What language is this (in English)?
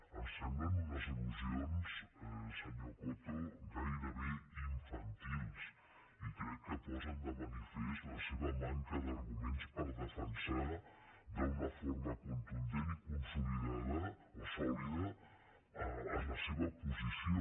Catalan